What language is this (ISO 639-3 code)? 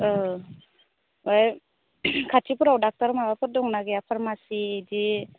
brx